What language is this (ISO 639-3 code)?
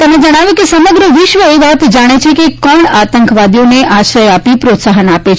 guj